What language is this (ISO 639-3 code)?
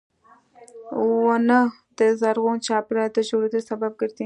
pus